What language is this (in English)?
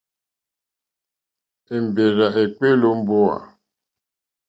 Mokpwe